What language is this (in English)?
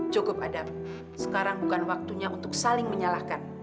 Indonesian